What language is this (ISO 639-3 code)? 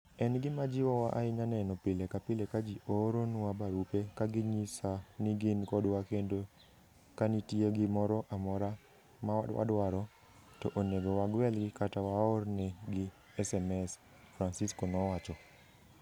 luo